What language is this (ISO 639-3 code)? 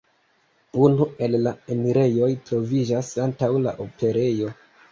epo